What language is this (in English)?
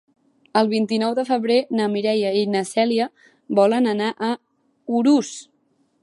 Catalan